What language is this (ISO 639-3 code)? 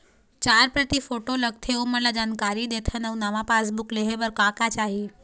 hne